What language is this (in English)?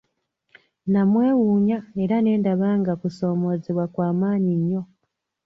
Ganda